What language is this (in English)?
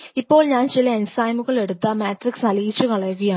Malayalam